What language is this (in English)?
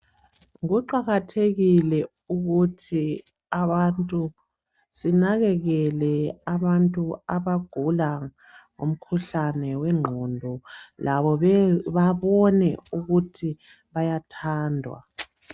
North Ndebele